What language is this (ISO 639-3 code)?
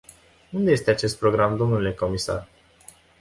ron